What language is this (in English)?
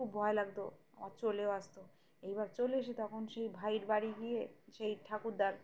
Bangla